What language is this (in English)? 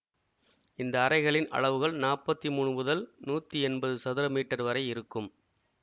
Tamil